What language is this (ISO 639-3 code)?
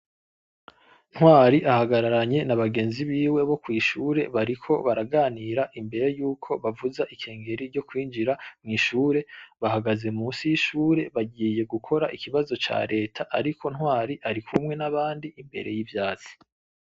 run